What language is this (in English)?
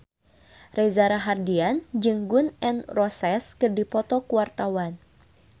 Sundanese